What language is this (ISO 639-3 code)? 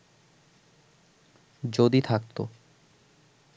ben